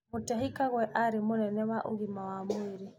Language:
Kikuyu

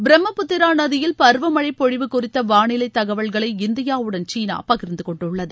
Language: Tamil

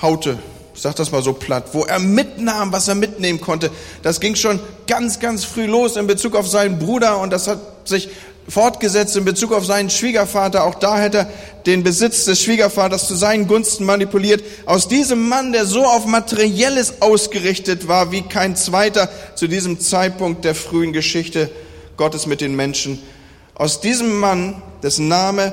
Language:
German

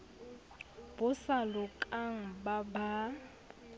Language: Southern Sotho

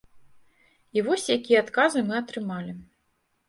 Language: Belarusian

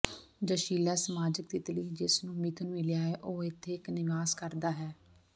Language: Punjabi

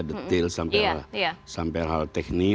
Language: Indonesian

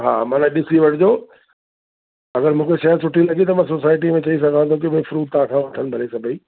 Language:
Sindhi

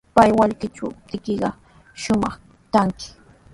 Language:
Sihuas Ancash Quechua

